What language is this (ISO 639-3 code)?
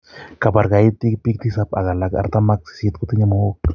kln